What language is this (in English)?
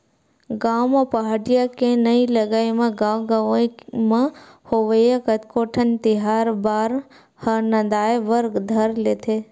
Chhattisgarhi